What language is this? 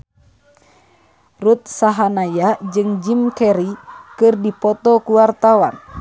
Sundanese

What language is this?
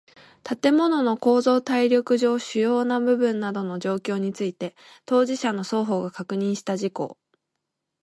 Japanese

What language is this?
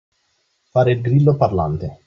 Italian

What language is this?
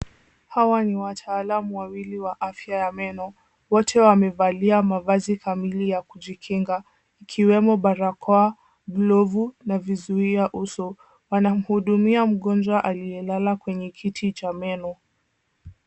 Swahili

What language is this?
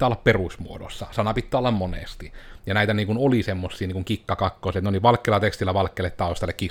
Finnish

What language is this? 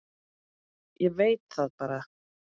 Icelandic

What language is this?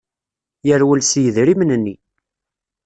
Kabyle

